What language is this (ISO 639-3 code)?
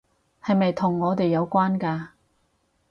yue